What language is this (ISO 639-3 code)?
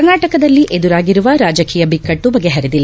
kan